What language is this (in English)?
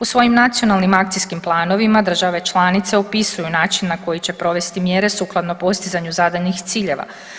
Croatian